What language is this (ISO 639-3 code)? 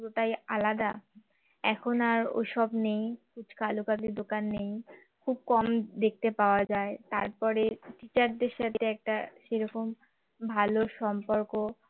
ben